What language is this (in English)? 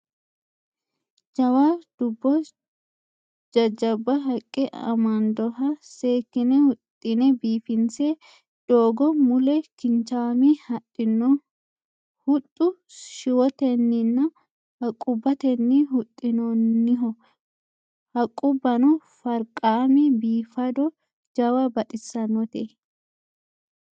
Sidamo